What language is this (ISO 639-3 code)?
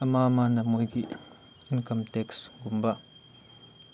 mni